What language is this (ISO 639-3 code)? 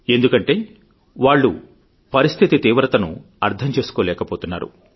tel